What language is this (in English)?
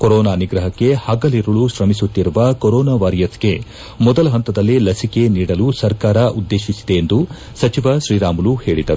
Kannada